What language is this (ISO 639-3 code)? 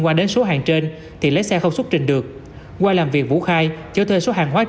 vie